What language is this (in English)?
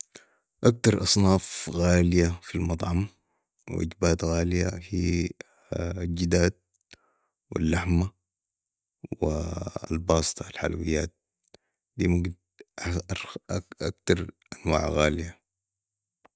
Sudanese Arabic